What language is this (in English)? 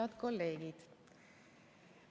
Estonian